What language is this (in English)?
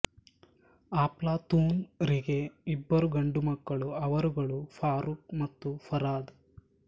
Kannada